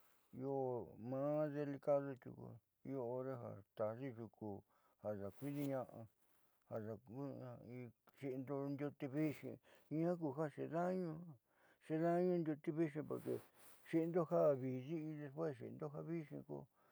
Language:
Southeastern Nochixtlán Mixtec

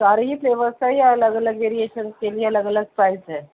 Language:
Urdu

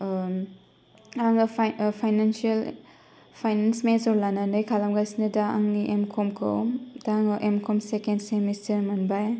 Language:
Bodo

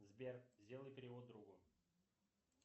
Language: Russian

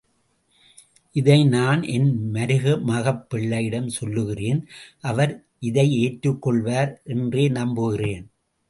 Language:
Tamil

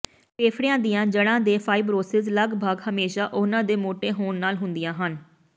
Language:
Punjabi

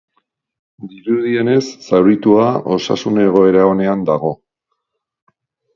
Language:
Basque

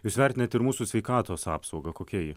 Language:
Lithuanian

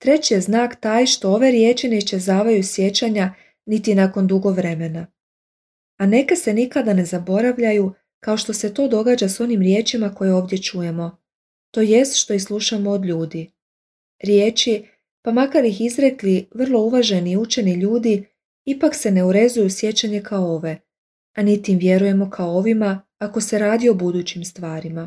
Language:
Croatian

